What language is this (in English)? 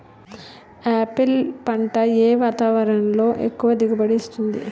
Telugu